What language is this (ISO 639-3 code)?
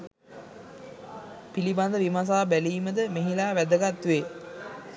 sin